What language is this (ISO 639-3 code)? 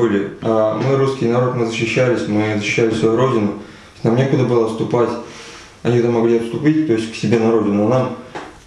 rus